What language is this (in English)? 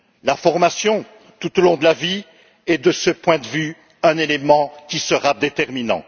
French